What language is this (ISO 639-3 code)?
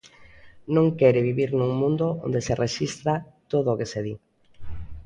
glg